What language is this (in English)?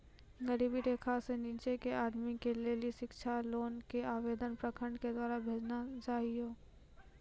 Maithili